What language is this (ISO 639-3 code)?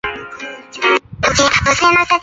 zho